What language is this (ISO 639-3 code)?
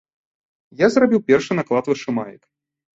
bel